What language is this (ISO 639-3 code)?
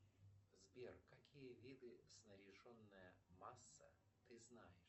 rus